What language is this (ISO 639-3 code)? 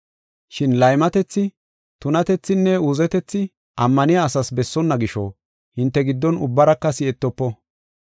gof